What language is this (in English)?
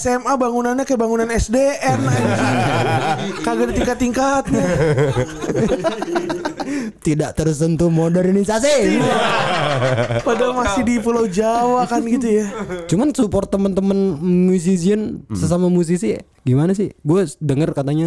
Indonesian